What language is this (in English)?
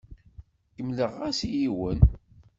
Kabyle